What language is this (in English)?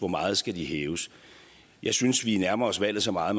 Danish